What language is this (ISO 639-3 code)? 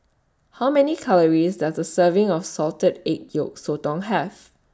eng